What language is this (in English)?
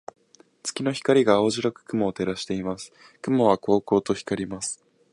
Japanese